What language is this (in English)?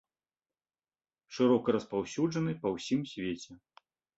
Belarusian